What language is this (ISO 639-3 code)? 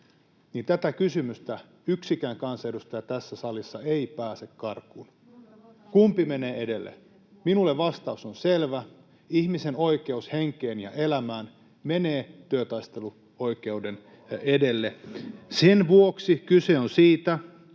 fin